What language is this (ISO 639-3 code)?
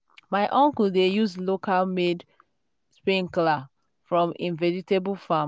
pcm